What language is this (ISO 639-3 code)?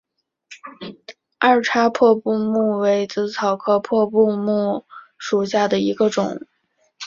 zho